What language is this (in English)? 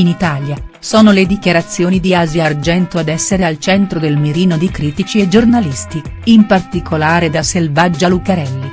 Italian